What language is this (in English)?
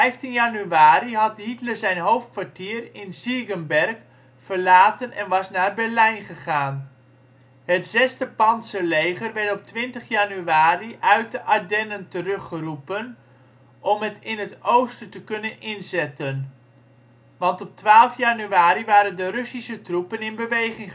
Dutch